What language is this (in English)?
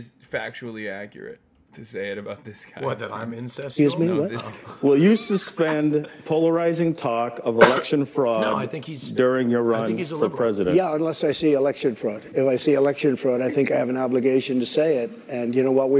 English